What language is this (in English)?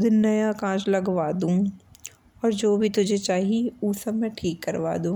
Bundeli